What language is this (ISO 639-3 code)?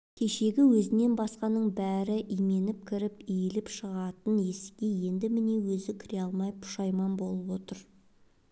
kaz